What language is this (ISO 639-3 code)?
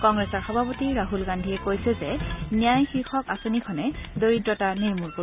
asm